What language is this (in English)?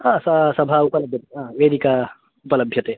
Sanskrit